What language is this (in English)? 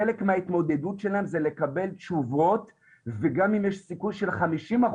Hebrew